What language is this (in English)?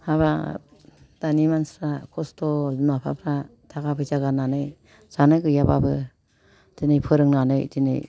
Bodo